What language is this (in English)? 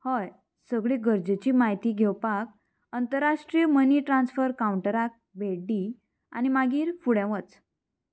Konkani